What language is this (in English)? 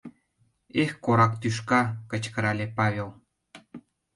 Mari